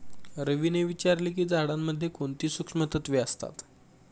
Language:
Marathi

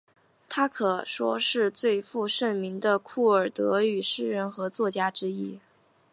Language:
Chinese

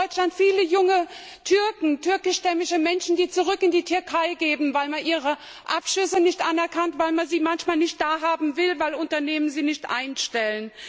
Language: German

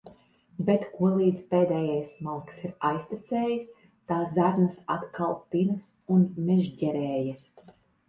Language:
Latvian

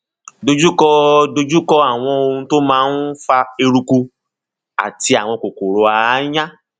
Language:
Yoruba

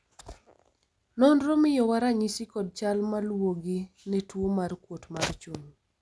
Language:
Luo (Kenya and Tanzania)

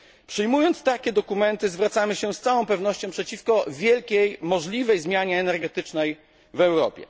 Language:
Polish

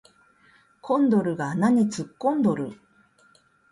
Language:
Japanese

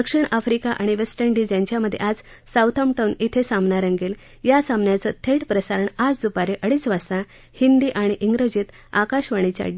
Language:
Marathi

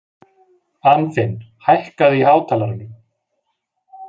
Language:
Icelandic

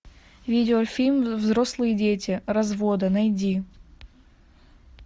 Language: Russian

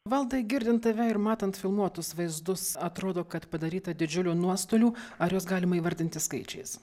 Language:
Lithuanian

